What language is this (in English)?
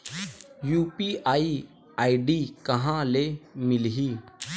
Chhattisgarhi